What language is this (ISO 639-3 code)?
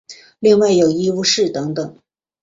zho